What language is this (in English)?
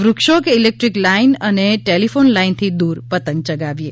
Gujarati